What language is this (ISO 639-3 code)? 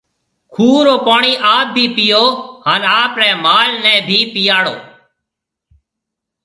mve